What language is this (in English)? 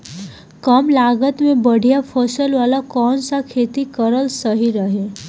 Bhojpuri